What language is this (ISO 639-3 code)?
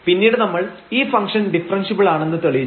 mal